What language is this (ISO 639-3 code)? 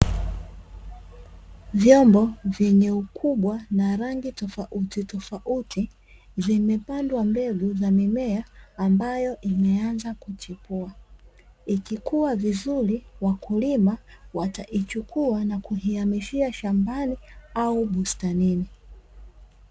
swa